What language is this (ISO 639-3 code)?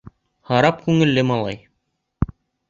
bak